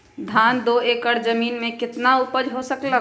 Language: Magahi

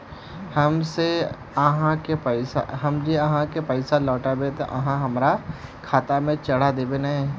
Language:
Magahi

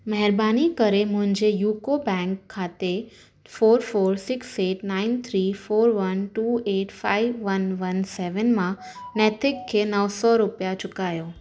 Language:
Sindhi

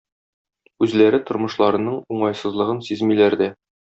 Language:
Tatar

